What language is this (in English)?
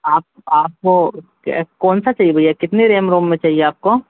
Hindi